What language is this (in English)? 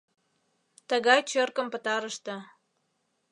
Mari